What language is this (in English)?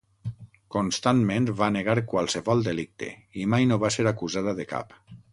Catalan